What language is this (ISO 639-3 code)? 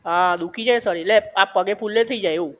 guj